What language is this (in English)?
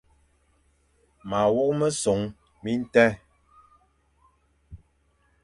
Fang